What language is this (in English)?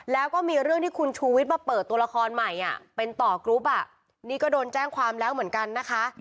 Thai